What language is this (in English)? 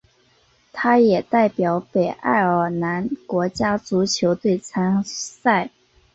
Chinese